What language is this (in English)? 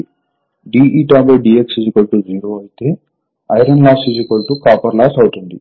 Telugu